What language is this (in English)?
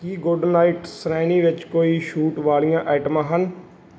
Punjabi